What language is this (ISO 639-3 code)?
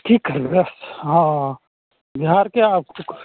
mai